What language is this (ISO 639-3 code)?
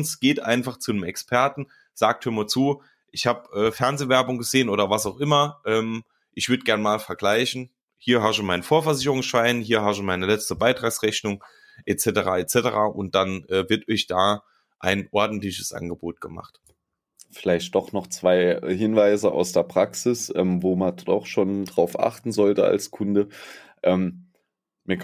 deu